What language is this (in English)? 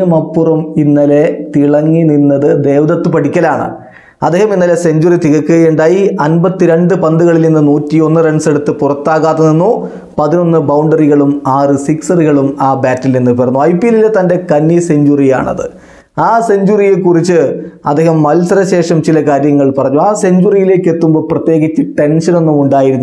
Hindi